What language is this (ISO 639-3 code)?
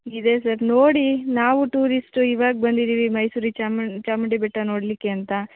kan